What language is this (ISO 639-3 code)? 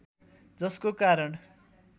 nep